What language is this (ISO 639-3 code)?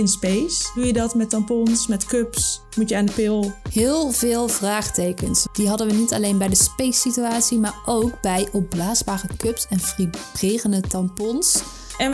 nld